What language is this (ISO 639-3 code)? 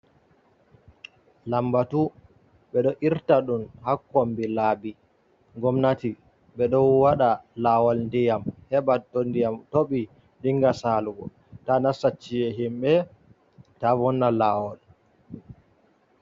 ful